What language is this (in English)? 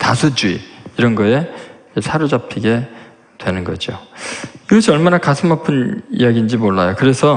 Korean